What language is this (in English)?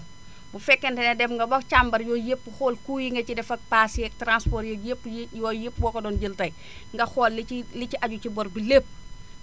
Wolof